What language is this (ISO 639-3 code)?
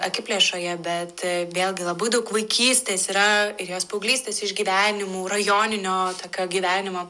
lit